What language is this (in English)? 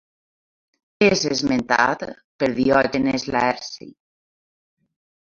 Catalan